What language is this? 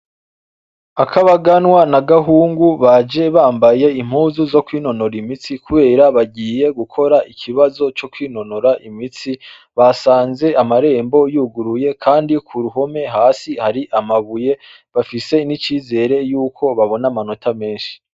Rundi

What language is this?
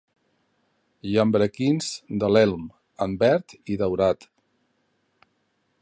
Catalan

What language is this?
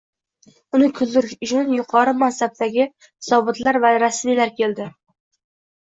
Uzbek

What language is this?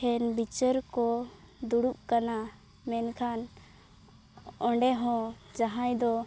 Santali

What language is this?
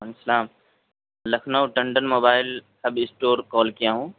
Urdu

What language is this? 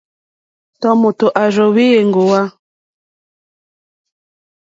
Mokpwe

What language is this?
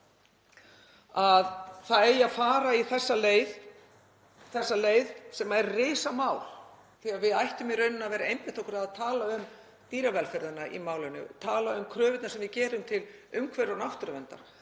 Icelandic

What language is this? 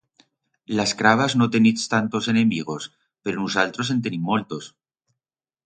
Aragonese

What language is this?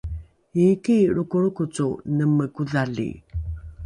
Rukai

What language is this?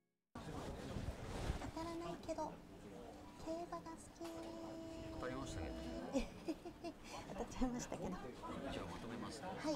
Japanese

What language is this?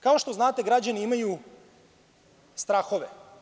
Serbian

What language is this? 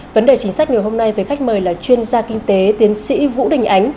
Vietnamese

